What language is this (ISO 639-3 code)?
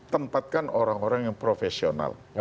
ind